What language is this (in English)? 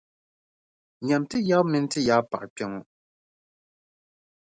Dagbani